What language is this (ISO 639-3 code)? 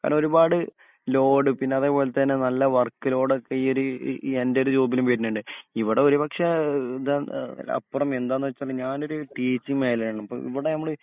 mal